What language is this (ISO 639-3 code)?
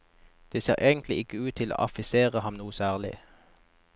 nor